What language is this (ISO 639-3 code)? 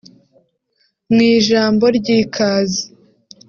kin